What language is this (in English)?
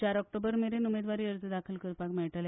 Konkani